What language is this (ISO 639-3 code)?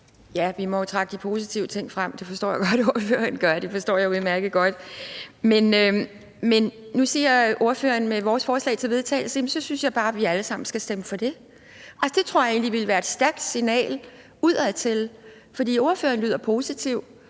dan